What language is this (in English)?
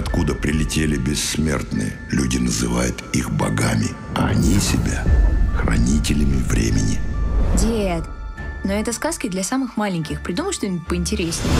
Russian